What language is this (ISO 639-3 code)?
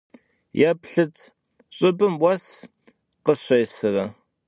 kbd